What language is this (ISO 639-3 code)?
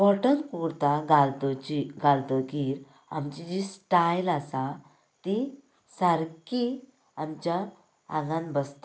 kok